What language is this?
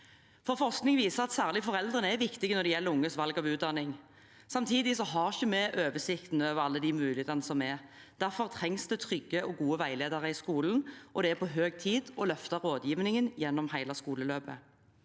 Norwegian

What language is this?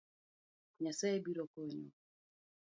Luo (Kenya and Tanzania)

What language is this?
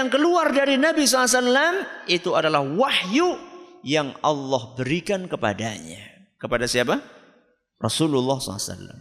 Indonesian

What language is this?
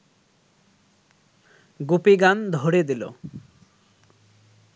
Bangla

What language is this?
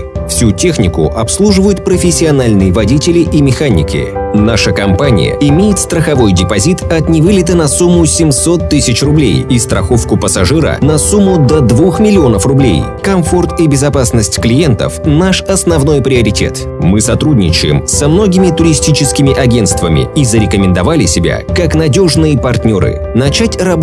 Russian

